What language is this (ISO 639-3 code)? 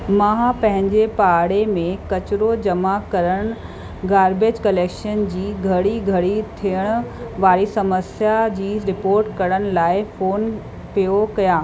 snd